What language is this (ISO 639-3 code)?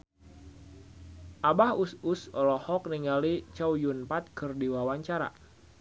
sun